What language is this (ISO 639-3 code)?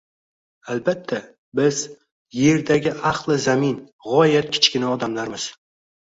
uzb